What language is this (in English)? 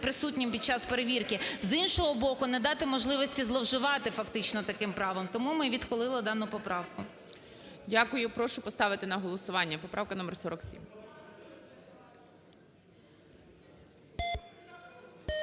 Ukrainian